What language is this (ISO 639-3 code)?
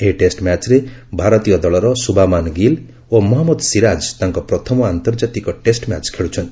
ori